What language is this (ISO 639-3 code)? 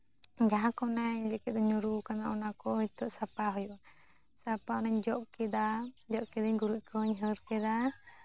sat